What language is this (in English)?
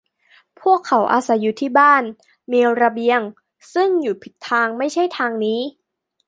Thai